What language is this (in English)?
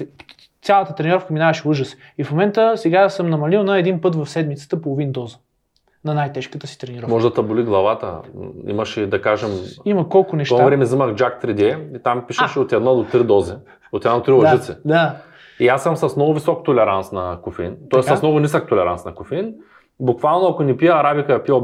Bulgarian